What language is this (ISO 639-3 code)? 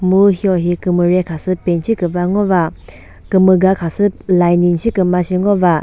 nri